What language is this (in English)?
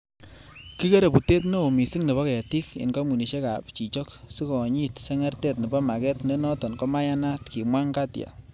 Kalenjin